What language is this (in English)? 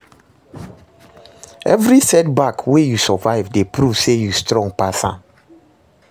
Nigerian Pidgin